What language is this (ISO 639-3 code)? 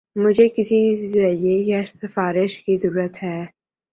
urd